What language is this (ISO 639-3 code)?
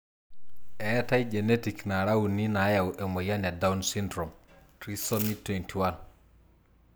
mas